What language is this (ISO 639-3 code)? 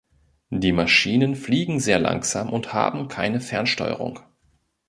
deu